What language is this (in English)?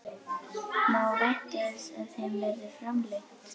Icelandic